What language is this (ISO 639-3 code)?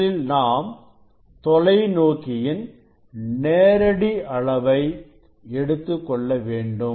tam